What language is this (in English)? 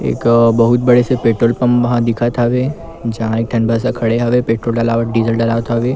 Chhattisgarhi